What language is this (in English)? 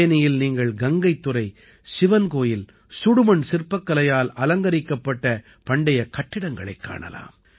Tamil